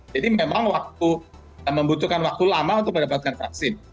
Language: Indonesian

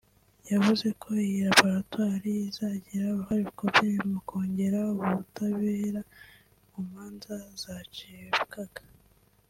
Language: Kinyarwanda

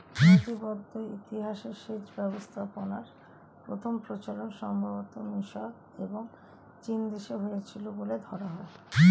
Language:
Bangla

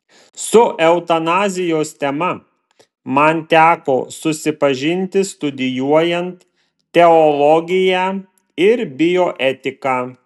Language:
Lithuanian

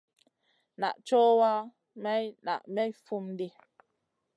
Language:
Masana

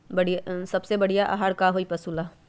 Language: Magahi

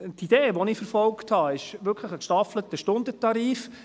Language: Swiss German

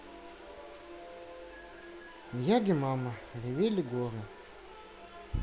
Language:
Russian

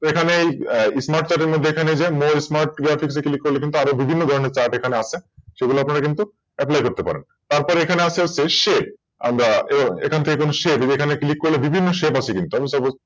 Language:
Bangla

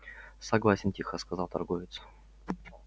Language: Russian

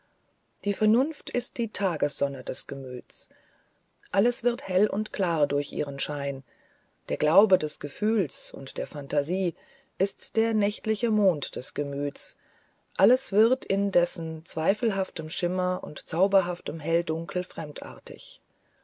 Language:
German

